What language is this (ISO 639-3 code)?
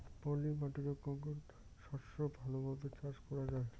ben